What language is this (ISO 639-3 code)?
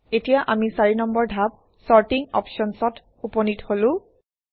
asm